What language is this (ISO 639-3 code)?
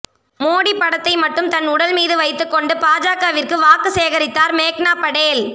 tam